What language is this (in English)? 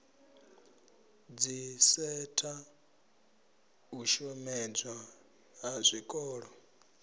Venda